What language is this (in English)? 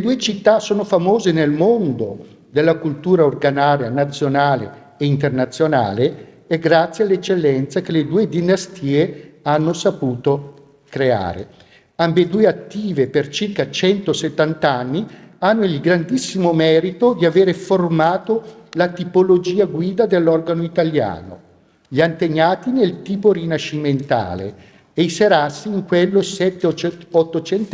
Italian